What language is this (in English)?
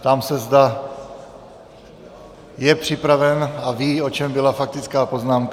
Czech